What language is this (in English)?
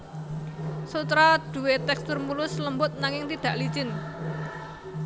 Javanese